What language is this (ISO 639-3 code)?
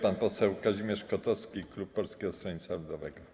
pol